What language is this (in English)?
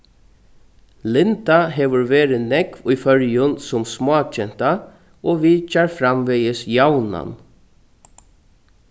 Faroese